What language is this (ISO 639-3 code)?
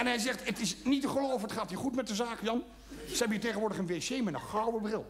nld